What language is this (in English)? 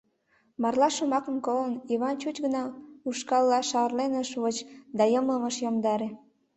Mari